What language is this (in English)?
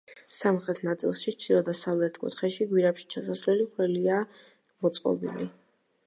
Georgian